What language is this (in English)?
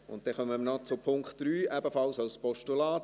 Swiss German